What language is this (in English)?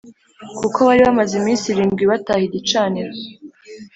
Kinyarwanda